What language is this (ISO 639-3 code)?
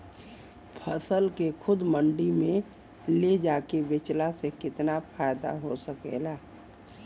bho